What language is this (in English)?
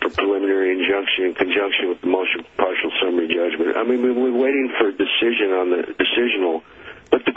English